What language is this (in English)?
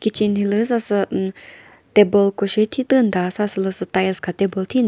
Chokri Naga